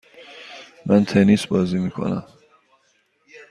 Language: Persian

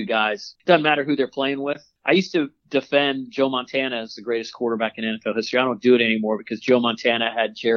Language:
English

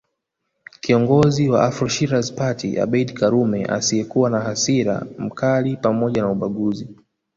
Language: Swahili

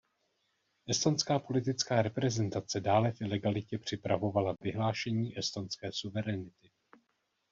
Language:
Czech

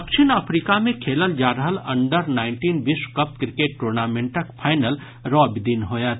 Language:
Maithili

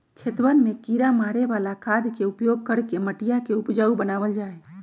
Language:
Magahi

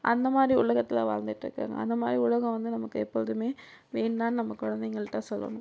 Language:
Tamil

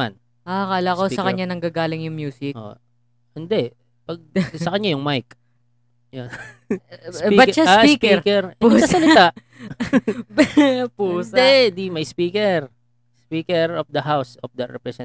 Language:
Filipino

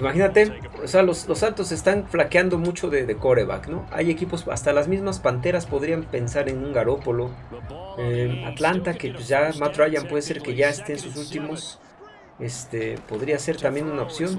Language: Spanish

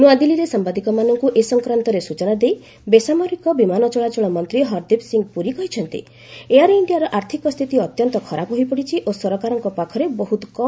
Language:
Odia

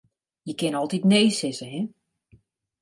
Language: Western Frisian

